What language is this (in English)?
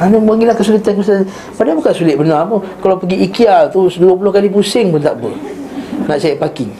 Malay